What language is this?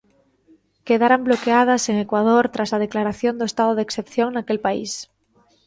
Galician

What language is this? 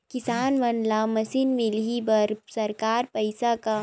Chhattisgarhi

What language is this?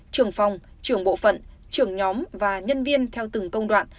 Vietnamese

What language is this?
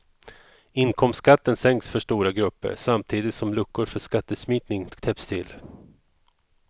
Swedish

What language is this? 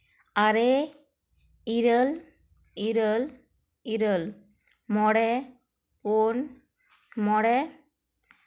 Santali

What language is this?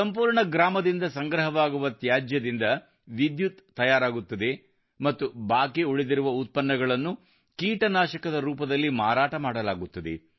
Kannada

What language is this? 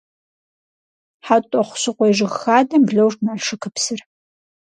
Kabardian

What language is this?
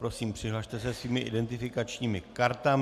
Czech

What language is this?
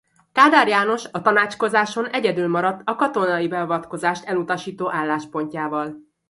Hungarian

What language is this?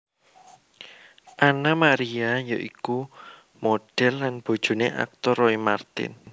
Javanese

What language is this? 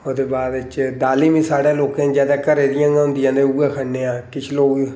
Dogri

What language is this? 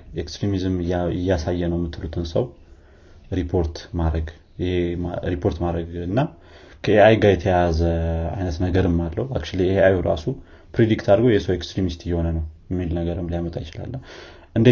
Amharic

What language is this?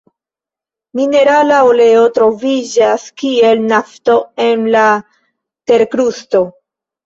Esperanto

